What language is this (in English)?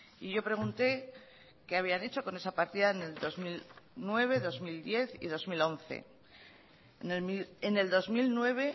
Spanish